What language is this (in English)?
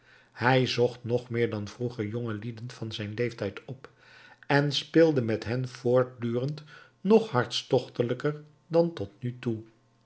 Dutch